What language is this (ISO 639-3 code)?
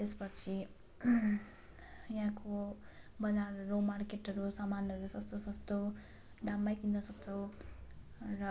nep